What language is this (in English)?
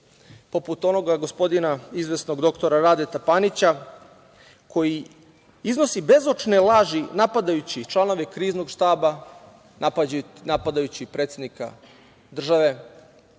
Serbian